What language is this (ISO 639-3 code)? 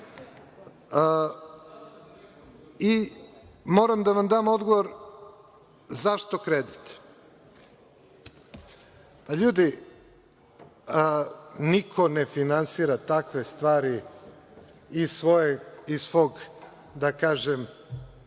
srp